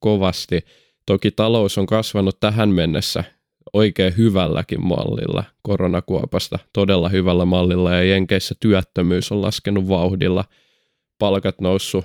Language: Finnish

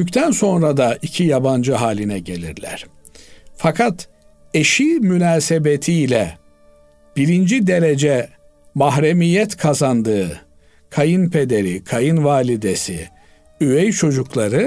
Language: Turkish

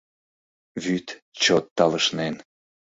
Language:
Mari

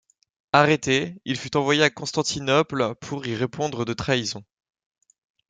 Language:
French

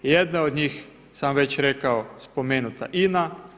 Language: Croatian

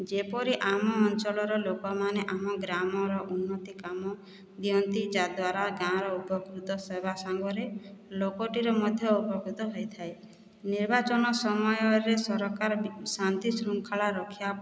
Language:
Odia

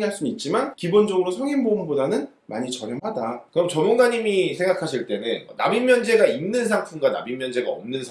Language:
Korean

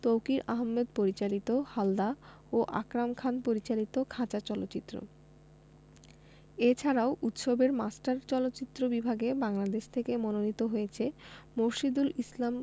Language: Bangla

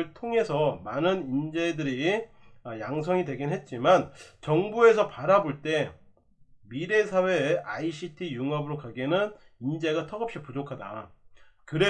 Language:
Korean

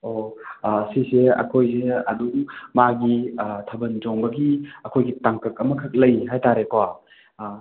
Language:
Manipuri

